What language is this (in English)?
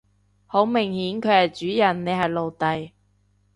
Cantonese